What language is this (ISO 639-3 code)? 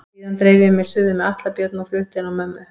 isl